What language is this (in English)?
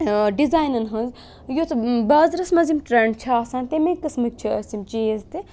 Kashmiri